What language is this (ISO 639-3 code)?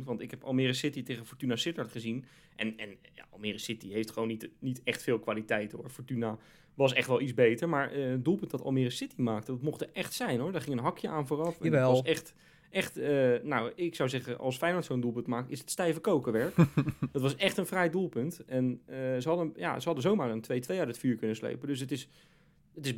nld